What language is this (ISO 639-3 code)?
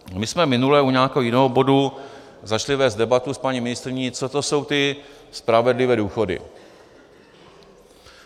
ces